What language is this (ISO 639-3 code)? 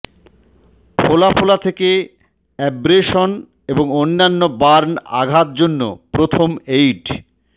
ben